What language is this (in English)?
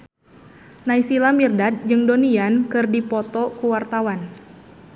Sundanese